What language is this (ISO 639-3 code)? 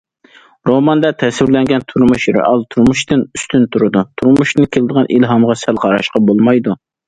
uig